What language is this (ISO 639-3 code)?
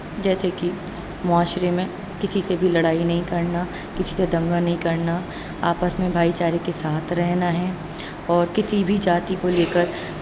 urd